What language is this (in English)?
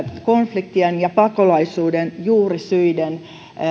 Finnish